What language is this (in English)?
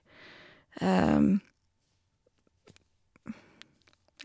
Norwegian